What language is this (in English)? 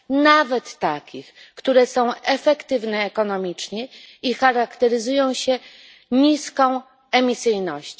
Polish